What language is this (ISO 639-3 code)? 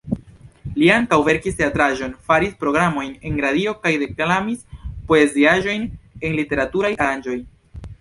epo